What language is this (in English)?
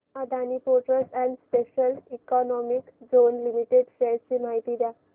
Marathi